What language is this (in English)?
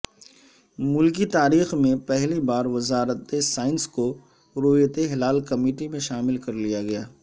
Urdu